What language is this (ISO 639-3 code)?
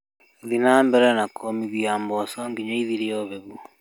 kik